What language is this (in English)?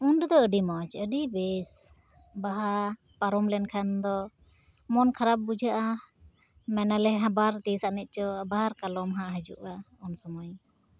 Santali